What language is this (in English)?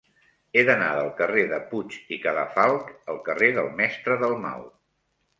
Catalan